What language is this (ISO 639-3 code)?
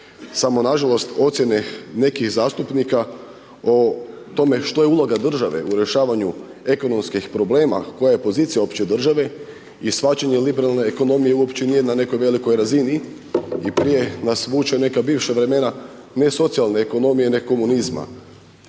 hrv